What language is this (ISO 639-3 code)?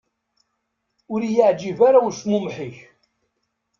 kab